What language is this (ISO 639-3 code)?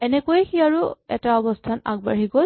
asm